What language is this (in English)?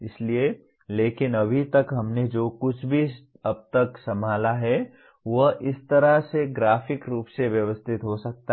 Hindi